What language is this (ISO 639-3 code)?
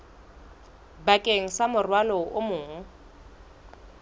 sot